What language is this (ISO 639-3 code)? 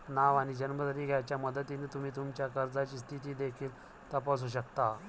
mar